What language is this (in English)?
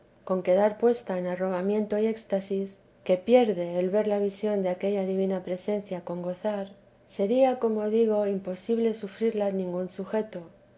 Spanish